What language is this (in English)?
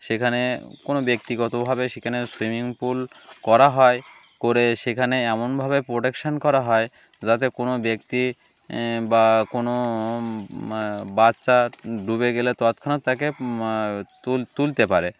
Bangla